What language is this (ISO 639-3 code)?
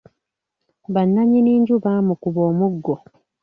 lug